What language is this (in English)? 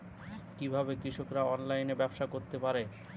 Bangla